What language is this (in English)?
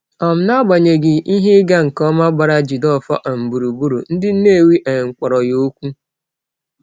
Igbo